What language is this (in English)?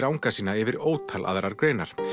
Icelandic